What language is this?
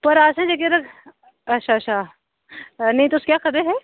Dogri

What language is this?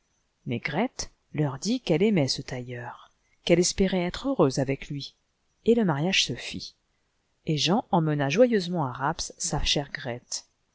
French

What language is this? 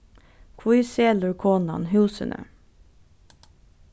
Faroese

